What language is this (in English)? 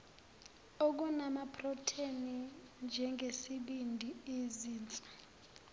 Zulu